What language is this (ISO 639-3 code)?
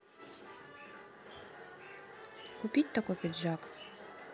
rus